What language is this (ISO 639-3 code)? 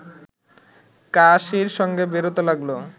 ben